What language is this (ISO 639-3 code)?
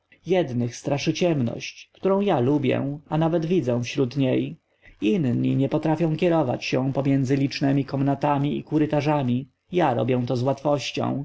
pol